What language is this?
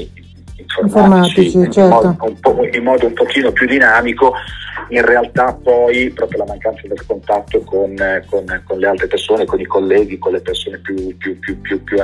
Italian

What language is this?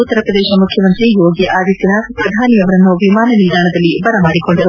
Kannada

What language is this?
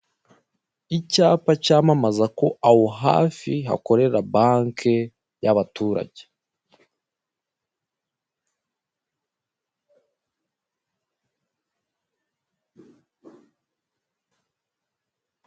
Kinyarwanda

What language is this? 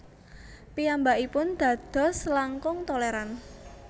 Javanese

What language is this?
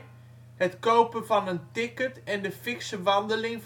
Dutch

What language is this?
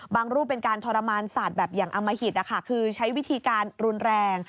Thai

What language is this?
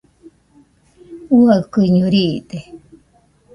Nüpode Huitoto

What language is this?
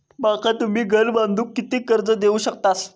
Marathi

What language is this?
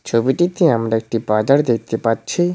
Bangla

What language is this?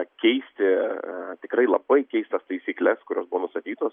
Lithuanian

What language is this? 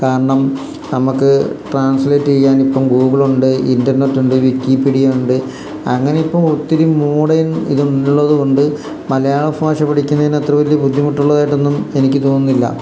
Malayalam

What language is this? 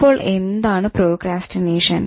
Malayalam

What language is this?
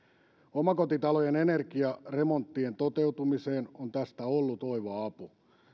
Finnish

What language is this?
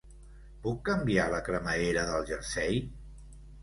Catalan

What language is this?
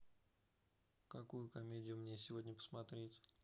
Russian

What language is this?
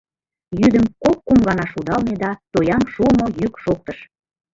Mari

